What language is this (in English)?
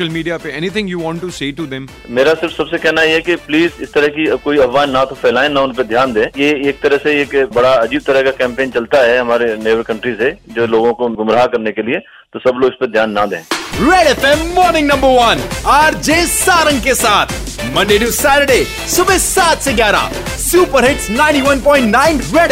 Hindi